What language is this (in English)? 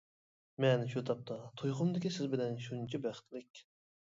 Uyghur